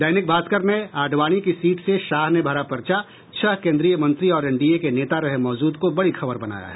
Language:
Hindi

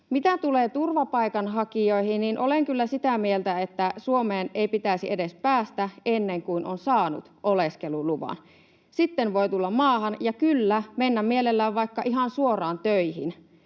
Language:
Finnish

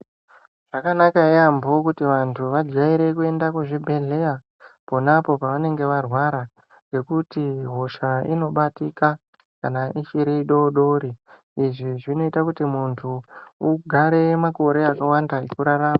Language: Ndau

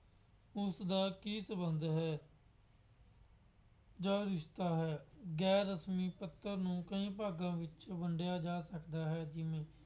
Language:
Punjabi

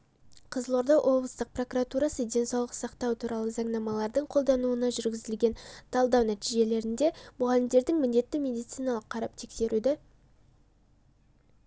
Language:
Kazakh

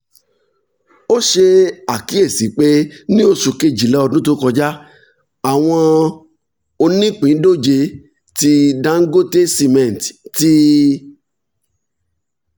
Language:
Yoruba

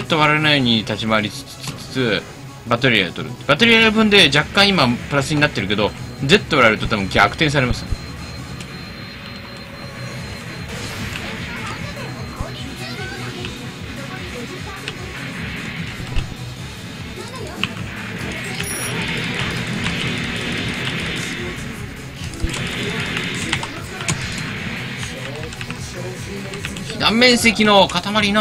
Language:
Japanese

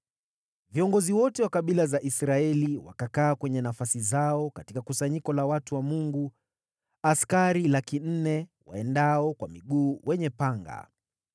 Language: Swahili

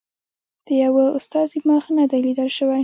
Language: Pashto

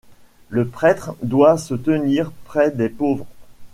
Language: French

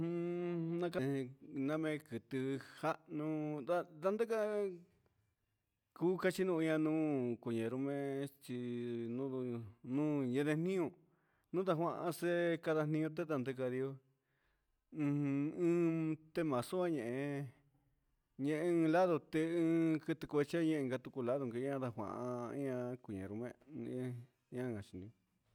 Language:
Huitepec Mixtec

